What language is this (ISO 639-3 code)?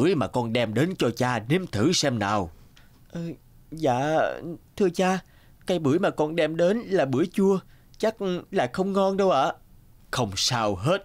vie